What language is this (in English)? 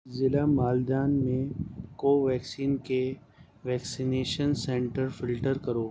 Urdu